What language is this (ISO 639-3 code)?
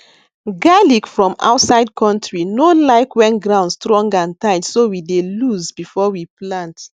pcm